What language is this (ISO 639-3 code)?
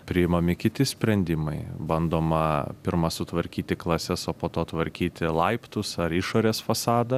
lit